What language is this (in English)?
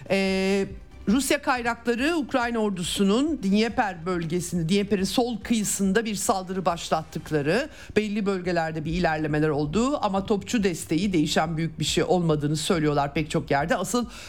Turkish